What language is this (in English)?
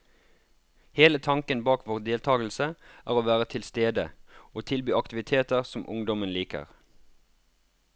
Norwegian